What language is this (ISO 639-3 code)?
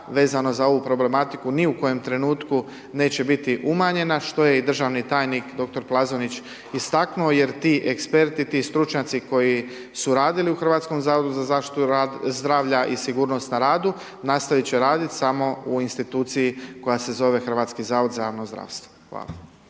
hrv